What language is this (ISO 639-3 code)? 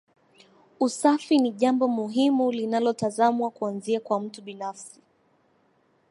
swa